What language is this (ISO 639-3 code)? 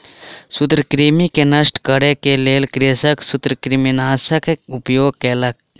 mai